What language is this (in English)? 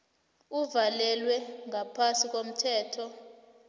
South Ndebele